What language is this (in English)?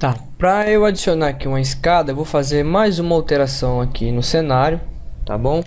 Portuguese